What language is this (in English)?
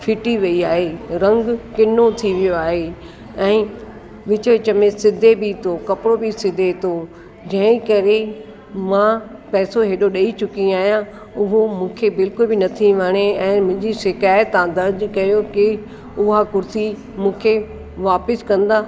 Sindhi